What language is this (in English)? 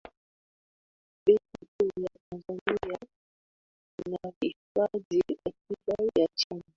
Swahili